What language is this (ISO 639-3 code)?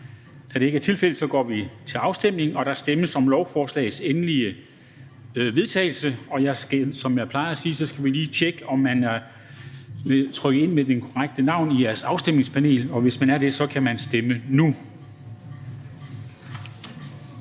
dan